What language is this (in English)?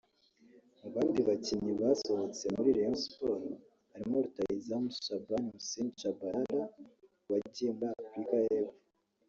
Kinyarwanda